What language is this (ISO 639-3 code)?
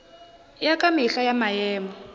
nso